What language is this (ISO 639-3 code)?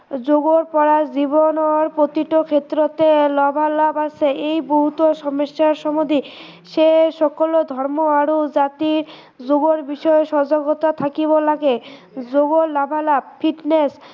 asm